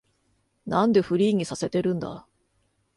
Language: Japanese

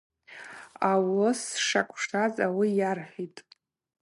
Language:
Abaza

